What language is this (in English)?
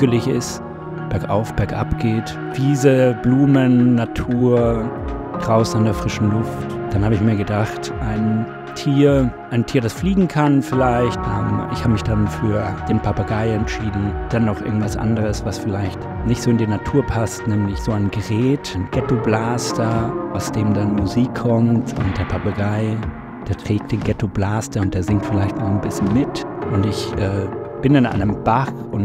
German